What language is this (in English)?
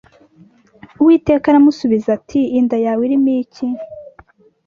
Kinyarwanda